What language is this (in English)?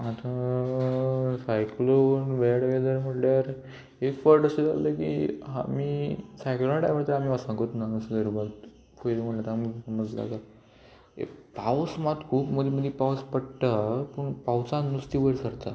Konkani